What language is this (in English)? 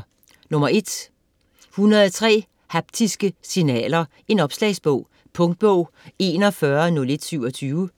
Danish